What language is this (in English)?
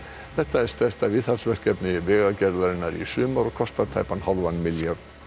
Icelandic